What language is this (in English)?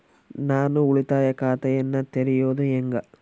Kannada